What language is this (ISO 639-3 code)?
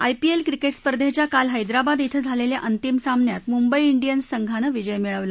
mar